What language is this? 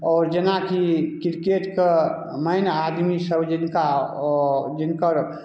Maithili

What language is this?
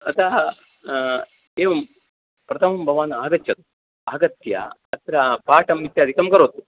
Sanskrit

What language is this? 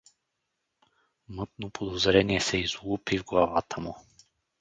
Bulgarian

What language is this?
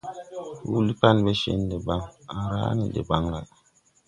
Tupuri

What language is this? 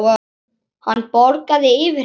Icelandic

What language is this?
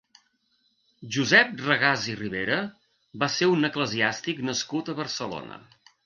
Catalan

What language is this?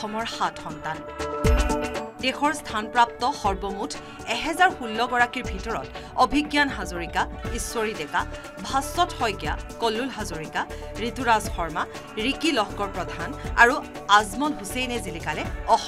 Bangla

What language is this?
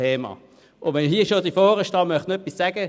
Swiss German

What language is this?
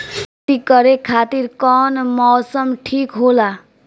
Bhojpuri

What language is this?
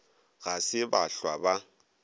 Northern Sotho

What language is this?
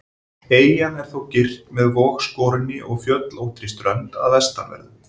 Icelandic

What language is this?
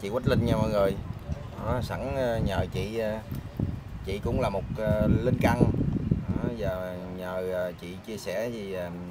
Vietnamese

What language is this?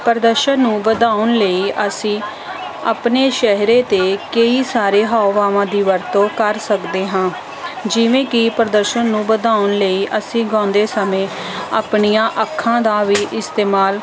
Punjabi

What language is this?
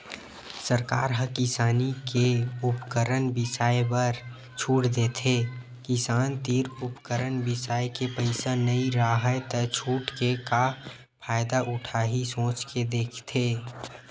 Chhattisgarhi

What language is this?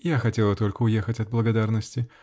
Russian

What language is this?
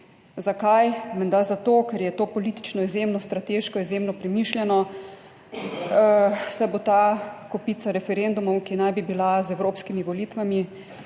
Slovenian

